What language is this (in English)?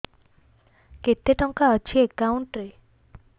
Odia